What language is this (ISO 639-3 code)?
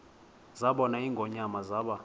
xho